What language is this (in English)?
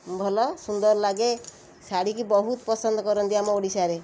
Odia